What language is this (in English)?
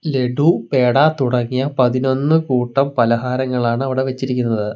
Malayalam